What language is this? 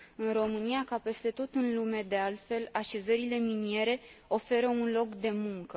Romanian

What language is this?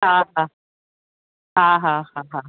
Sindhi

